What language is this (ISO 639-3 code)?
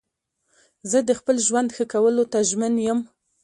pus